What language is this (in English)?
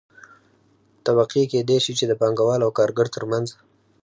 Pashto